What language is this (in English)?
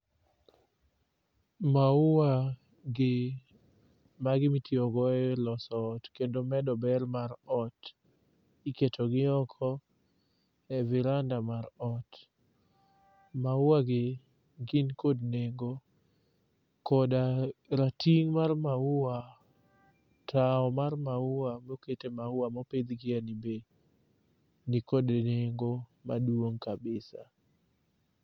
Luo (Kenya and Tanzania)